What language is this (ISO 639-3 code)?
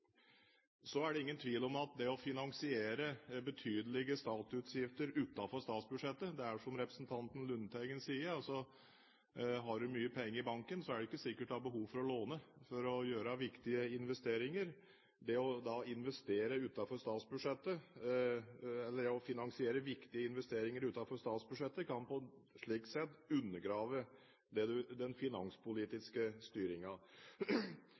nob